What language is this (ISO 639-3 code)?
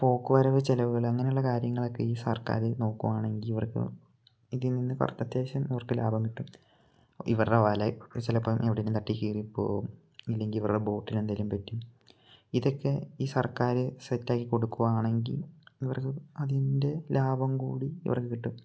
mal